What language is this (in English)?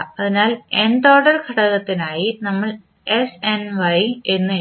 Malayalam